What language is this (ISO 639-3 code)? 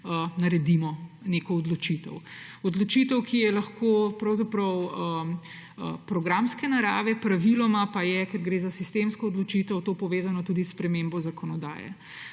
slv